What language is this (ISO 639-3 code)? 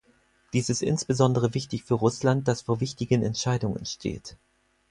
deu